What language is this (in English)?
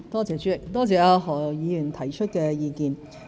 Cantonese